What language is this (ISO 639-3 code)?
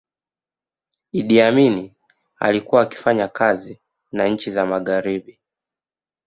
swa